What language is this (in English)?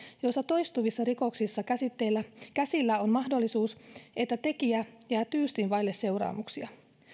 Finnish